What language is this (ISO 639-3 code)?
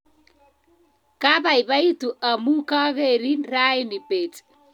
kln